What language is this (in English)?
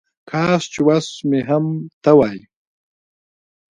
Pashto